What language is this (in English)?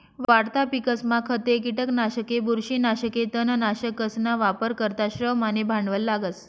Marathi